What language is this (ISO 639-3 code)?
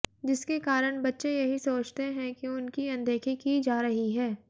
hin